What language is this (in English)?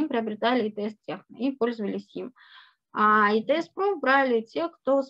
Russian